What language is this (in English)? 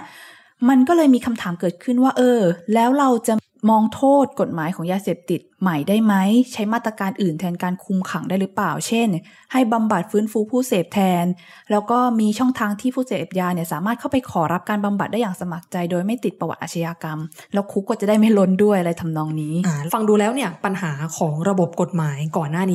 Thai